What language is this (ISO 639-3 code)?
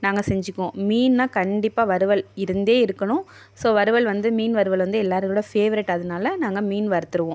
tam